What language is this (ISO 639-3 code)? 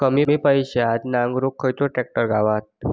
mar